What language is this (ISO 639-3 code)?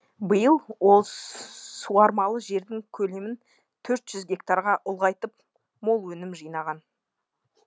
kaz